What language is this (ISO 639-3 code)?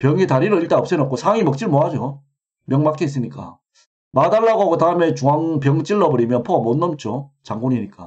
kor